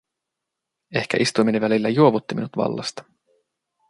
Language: Finnish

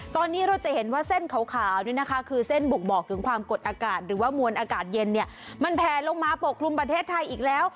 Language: Thai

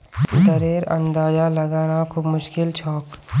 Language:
Magahi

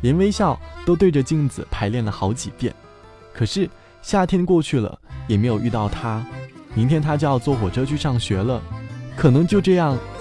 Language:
Chinese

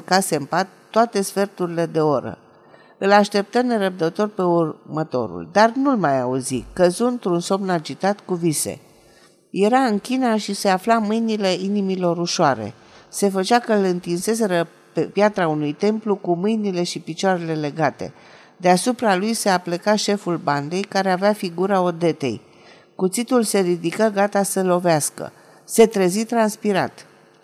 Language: Romanian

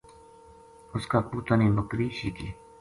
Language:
Gujari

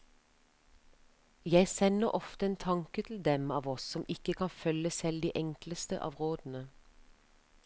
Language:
Norwegian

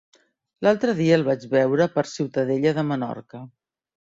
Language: Catalan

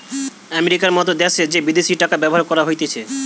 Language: Bangla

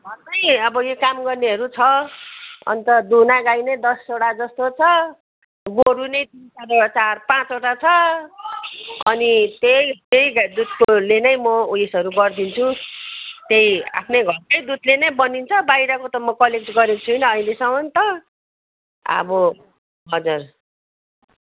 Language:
Nepali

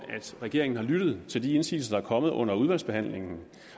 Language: Danish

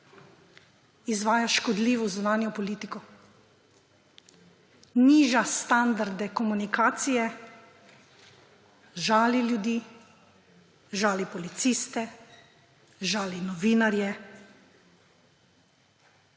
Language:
Slovenian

